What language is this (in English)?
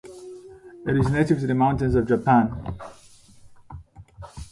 English